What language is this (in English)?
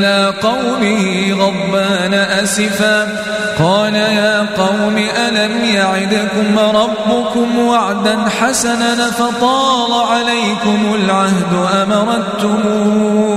Arabic